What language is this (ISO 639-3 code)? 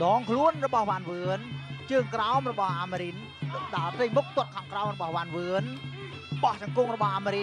tha